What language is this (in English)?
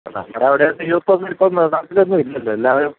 Malayalam